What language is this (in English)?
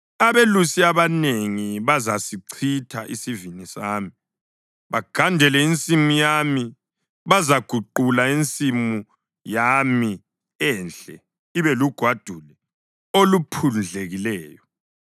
North Ndebele